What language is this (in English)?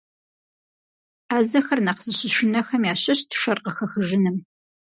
Kabardian